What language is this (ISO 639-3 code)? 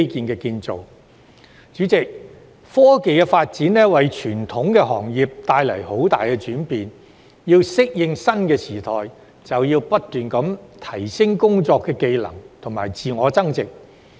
yue